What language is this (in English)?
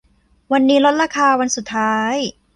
Thai